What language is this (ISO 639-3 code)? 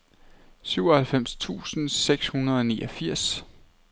dan